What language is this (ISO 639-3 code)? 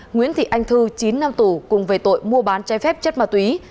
vie